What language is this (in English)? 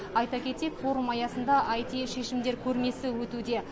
Kazakh